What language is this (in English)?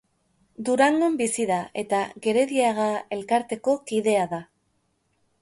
Basque